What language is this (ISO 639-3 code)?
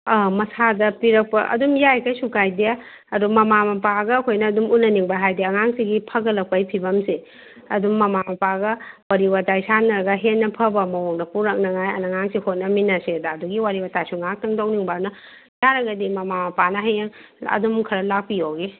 mni